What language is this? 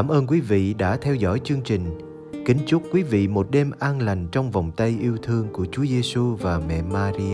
Vietnamese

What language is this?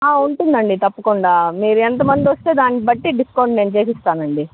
Telugu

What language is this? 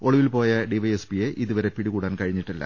Malayalam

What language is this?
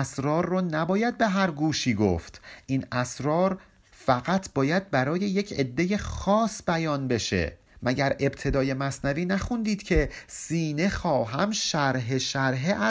Persian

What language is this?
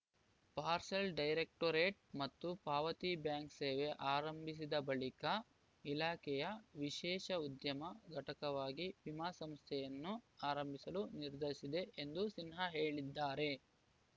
Kannada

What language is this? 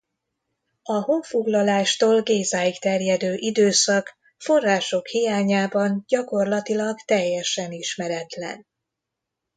Hungarian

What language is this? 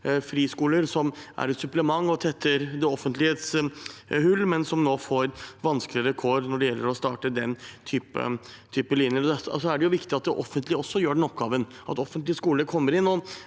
Norwegian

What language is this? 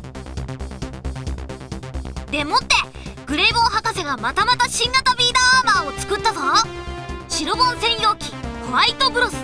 Japanese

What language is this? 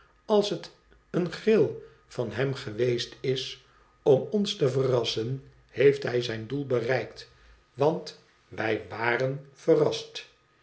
Dutch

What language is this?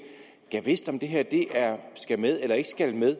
Danish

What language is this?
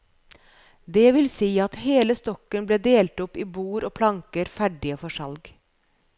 Norwegian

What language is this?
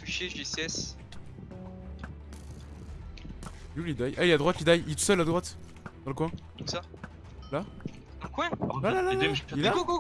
French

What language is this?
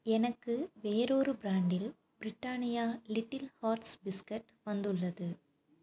Tamil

